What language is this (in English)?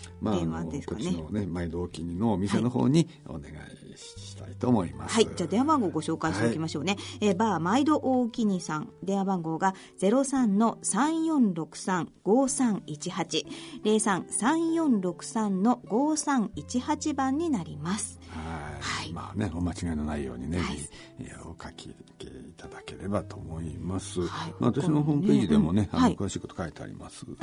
Japanese